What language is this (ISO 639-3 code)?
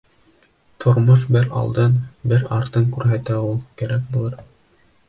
bak